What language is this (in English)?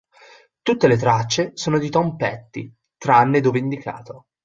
Italian